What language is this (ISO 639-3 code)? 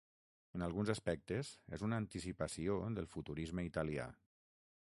cat